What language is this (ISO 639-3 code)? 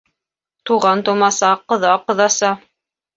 bak